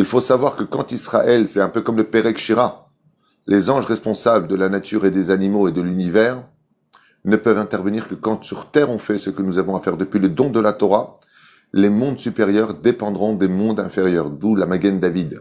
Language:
French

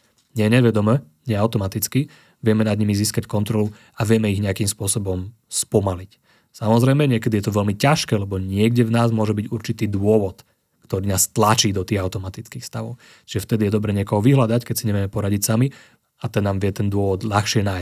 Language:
Slovak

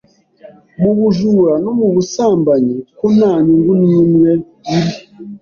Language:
Kinyarwanda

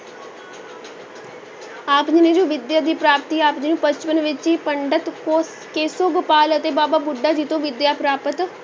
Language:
Punjabi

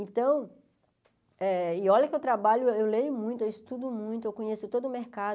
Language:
Portuguese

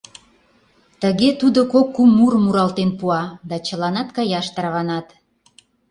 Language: Mari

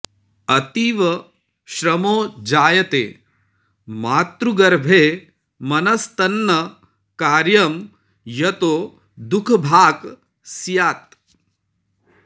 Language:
Sanskrit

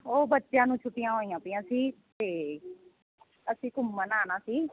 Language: Punjabi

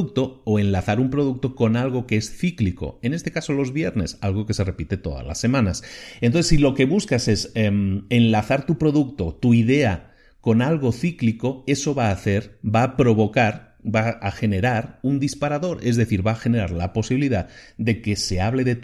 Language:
Spanish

